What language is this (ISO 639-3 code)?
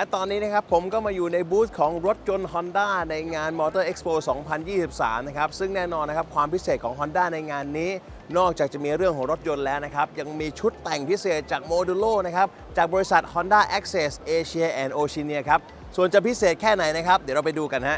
tha